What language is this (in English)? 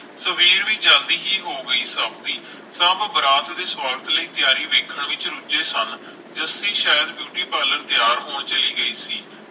Punjabi